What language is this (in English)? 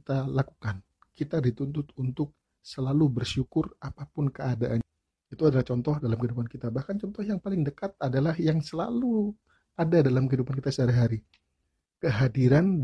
Indonesian